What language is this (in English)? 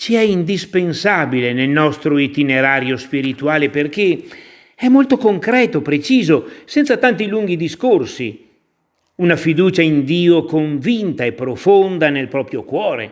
Italian